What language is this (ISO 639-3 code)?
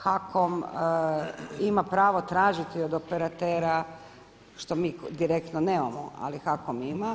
hrv